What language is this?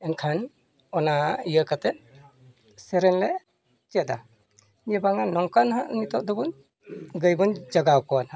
Santali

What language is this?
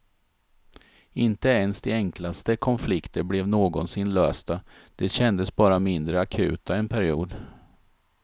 Swedish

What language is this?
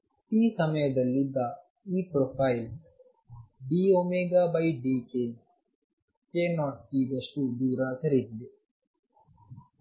Kannada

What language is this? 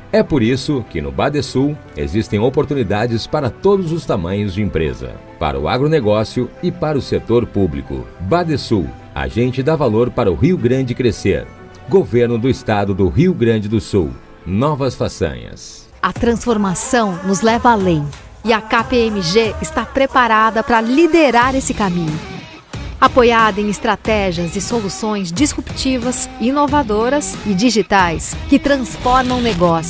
Portuguese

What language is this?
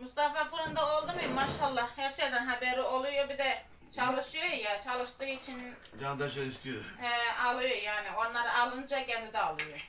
Turkish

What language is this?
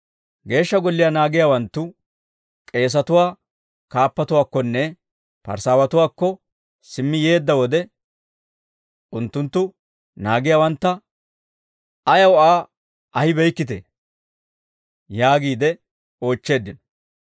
Dawro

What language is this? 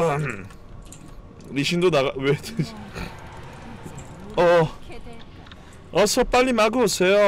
Korean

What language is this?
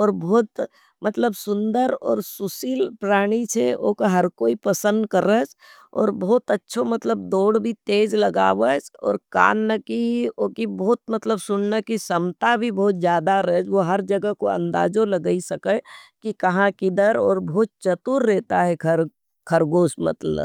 Nimadi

